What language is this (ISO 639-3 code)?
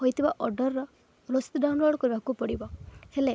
ori